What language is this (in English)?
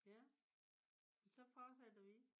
Danish